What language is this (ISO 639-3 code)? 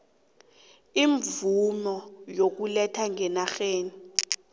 nbl